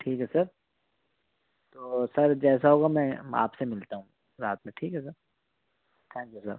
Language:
Urdu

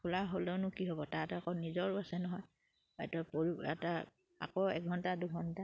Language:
Assamese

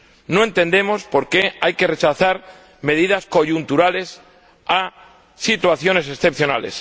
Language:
Spanish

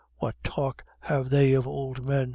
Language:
English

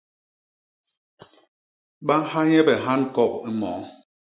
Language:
Basaa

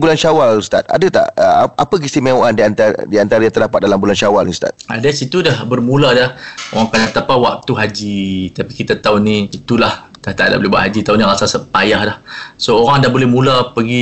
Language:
Malay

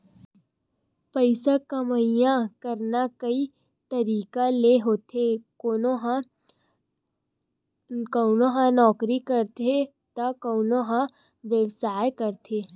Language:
Chhattisgarhi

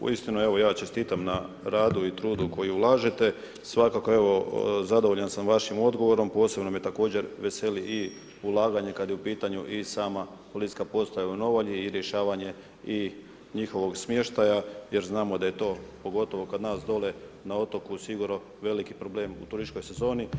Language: Croatian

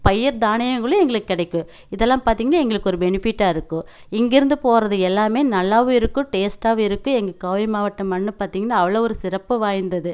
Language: Tamil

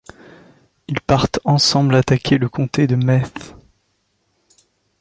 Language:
French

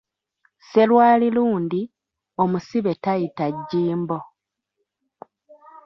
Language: Ganda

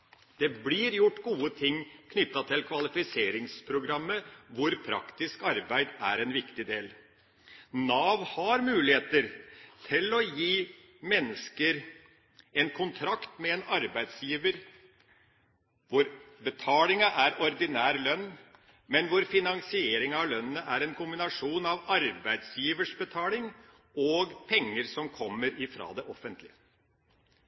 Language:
Norwegian Bokmål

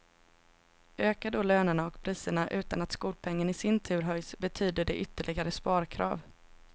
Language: Swedish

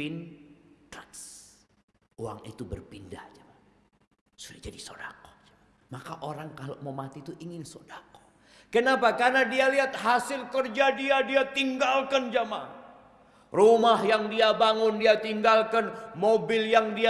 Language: Indonesian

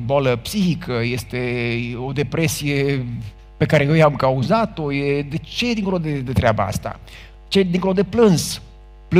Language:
Romanian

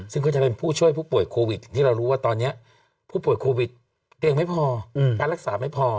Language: Thai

